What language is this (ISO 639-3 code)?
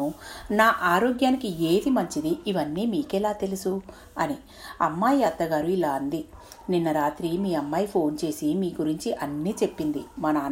tel